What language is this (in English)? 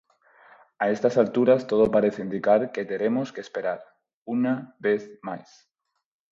Galician